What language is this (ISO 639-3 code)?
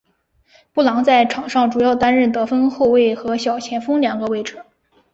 zho